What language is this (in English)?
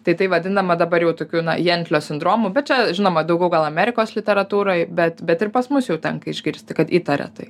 Lithuanian